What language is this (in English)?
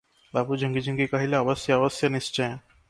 Odia